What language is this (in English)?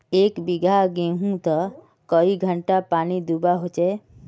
Magahi